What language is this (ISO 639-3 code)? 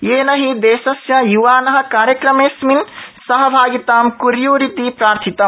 san